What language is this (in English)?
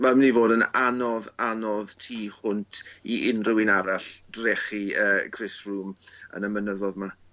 Welsh